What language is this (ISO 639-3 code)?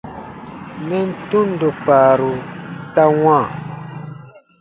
bba